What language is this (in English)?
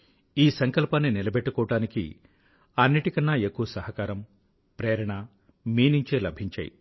Telugu